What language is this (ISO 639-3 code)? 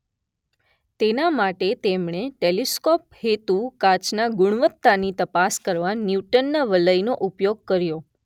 guj